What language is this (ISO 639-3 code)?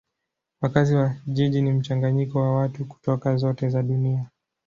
swa